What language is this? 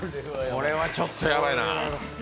Japanese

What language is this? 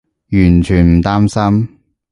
Cantonese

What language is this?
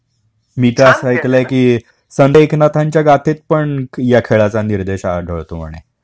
Marathi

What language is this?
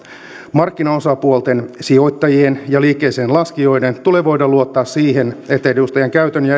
Finnish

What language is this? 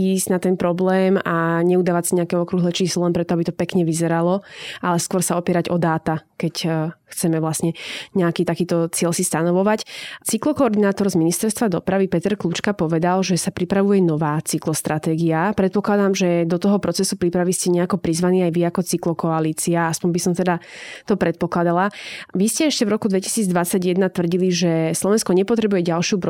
Slovak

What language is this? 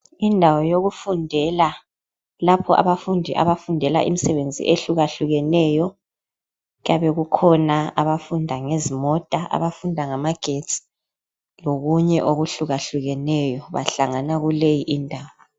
North Ndebele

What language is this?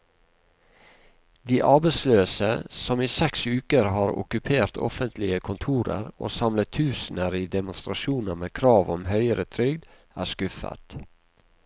Norwegian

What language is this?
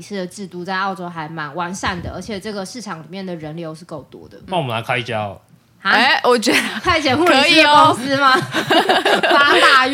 Chinese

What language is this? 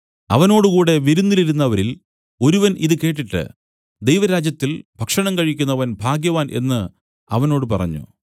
Malayalam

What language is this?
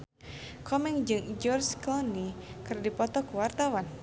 Sundanese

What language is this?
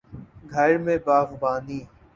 Urdu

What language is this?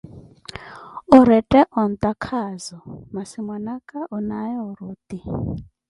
Koti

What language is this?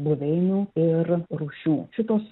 Lithuanian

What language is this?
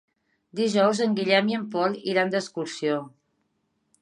Catalan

